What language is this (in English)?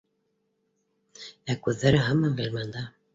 Bashkir